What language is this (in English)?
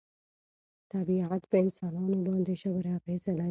Pashto